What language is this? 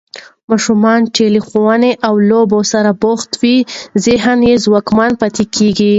Pashto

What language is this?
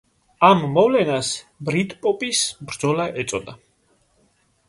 Georgian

